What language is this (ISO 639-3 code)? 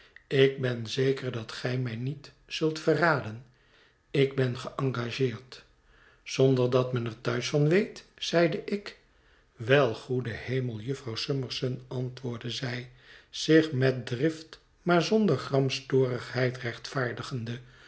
nld